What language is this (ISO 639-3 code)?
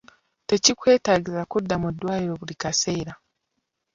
lug